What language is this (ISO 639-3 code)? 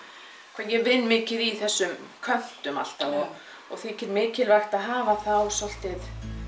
isl